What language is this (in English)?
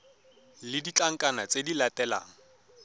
Tswana